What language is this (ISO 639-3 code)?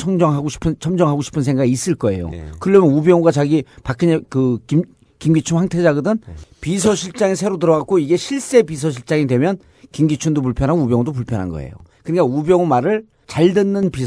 kor